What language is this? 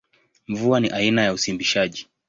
Swahili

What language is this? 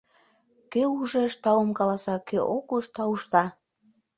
Mari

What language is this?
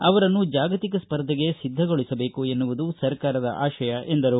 Kannada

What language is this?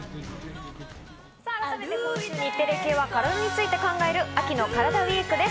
Japanese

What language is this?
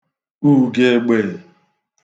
Igbo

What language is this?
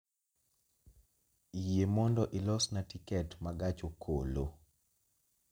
Luo (Kenya and Tanzania)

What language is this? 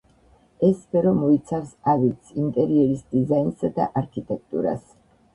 Georgian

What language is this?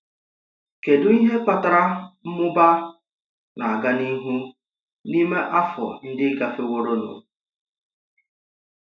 Igbo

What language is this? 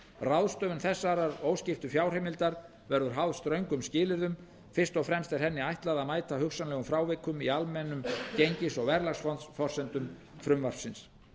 Icelandic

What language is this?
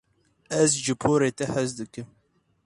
Kurdish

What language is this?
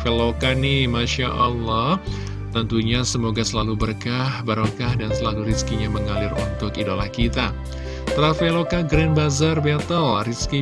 Indonesian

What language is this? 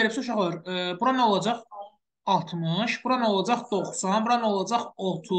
Turkish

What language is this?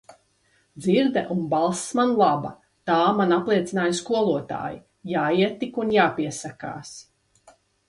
Latvian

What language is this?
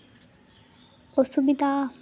Santali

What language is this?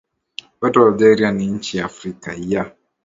Swahili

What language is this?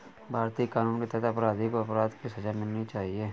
Hindi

